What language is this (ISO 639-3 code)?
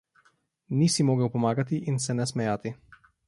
slv